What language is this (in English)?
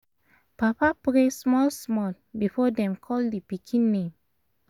Nigerian Pidgin